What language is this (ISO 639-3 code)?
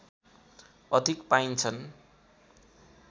nep